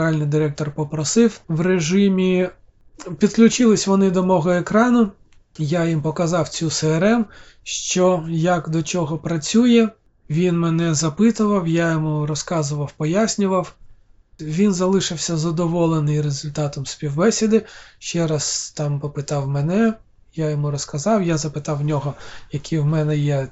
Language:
Ukrainian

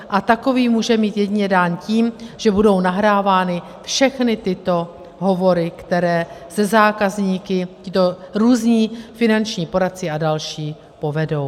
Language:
Czech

